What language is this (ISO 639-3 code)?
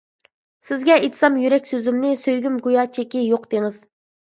uig